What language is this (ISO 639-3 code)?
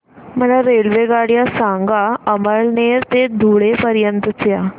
mar